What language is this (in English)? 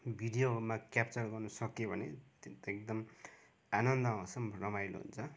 Nepali